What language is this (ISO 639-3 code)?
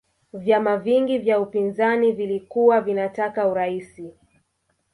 swa